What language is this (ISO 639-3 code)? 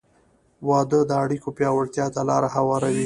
pus